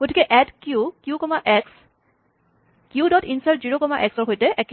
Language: Assamese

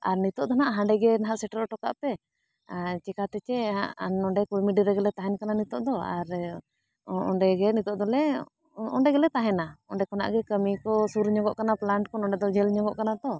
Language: Santali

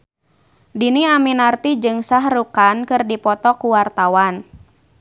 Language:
Sundanese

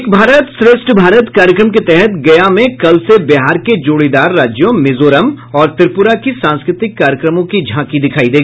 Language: Hindi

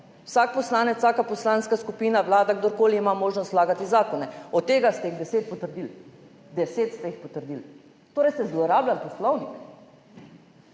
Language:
Slovenian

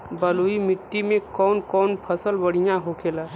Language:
Bhojpuri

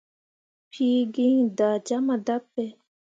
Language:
Mundang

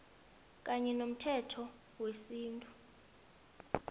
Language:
South Ndebele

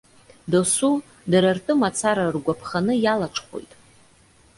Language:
Abkhazian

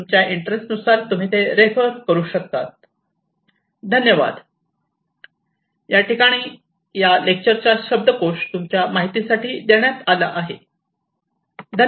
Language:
Marathi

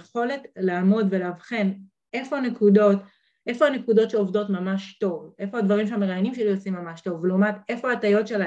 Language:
Hebrew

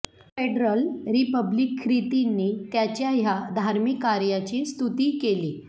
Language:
Marathi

